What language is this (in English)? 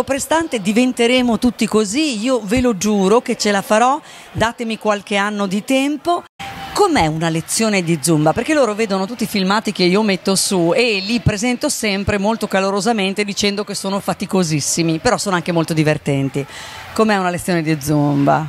Italian